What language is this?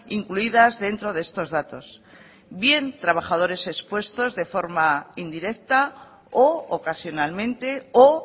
Spanish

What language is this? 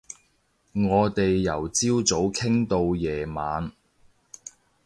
Cantonese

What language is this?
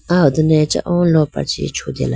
Idu-Mishmi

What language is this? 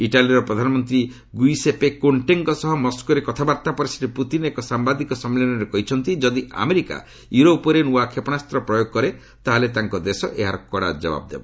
Odia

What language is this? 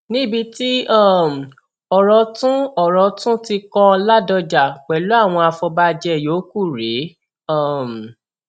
Yoruba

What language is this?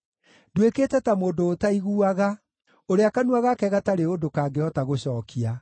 Kikuyu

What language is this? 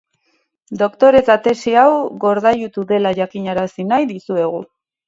Basque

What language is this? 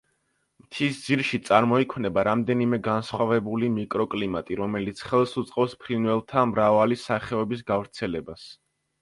Georgian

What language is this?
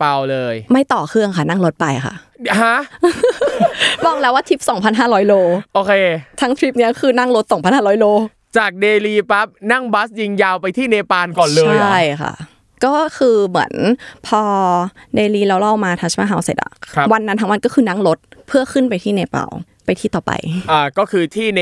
Thai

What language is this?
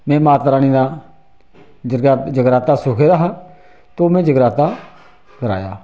Dogri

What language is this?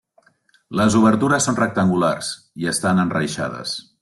Catalan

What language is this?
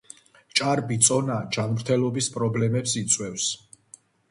Georgian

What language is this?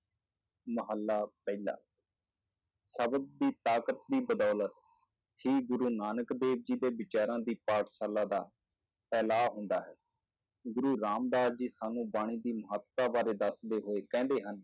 Punjabi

